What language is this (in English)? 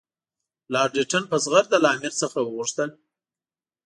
Pashto